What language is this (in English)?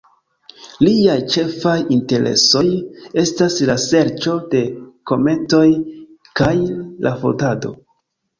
Esperanto